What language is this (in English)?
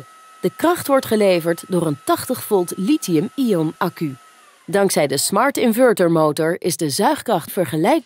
Dutch